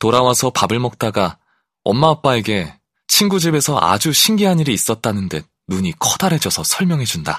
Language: Korean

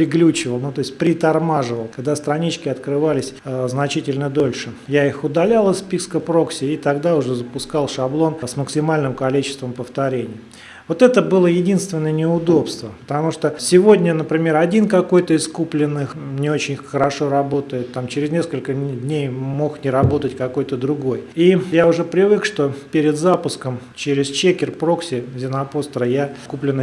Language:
Russian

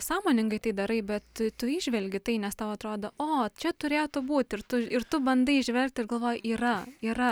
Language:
Lithuanian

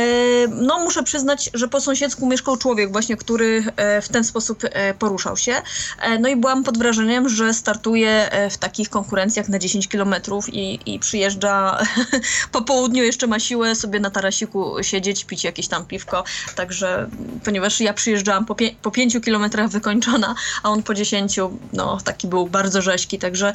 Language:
Polish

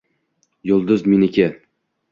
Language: Uzbek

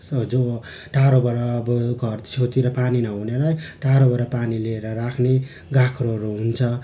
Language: Nepali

